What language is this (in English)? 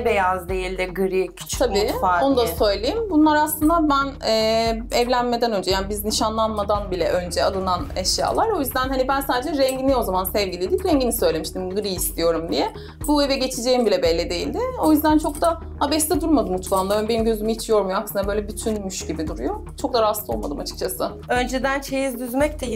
Turkish